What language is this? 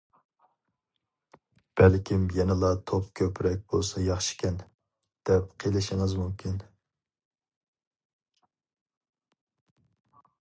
Uyghur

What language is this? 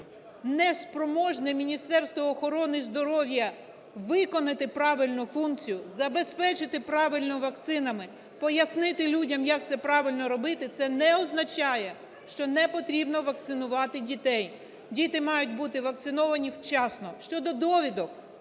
Ukrainian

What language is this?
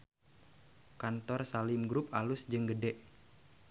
Sundanese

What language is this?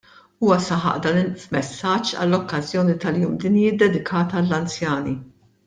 Maltese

